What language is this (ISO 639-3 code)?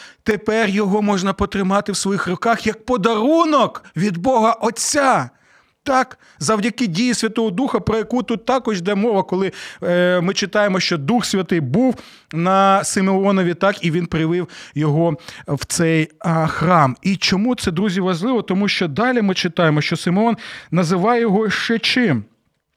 ukr